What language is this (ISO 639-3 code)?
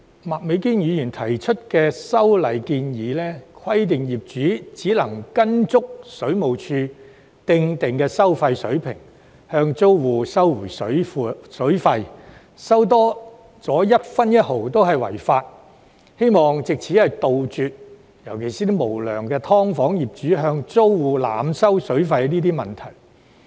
yue